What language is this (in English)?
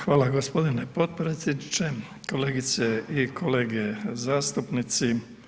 Croatian